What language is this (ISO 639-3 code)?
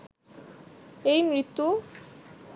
ben